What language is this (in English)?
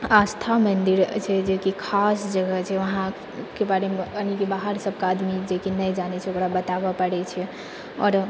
Maithili